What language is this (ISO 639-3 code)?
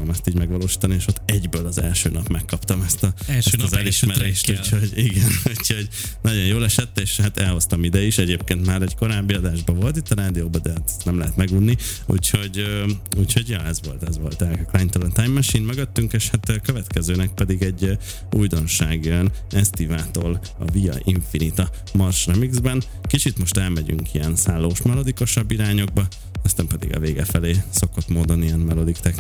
hun